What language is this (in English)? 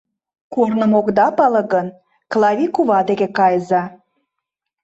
Mari